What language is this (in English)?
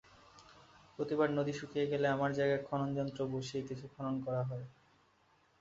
Bangla